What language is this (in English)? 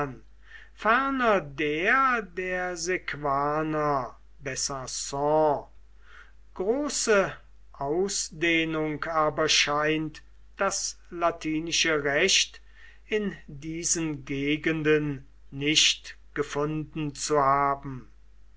German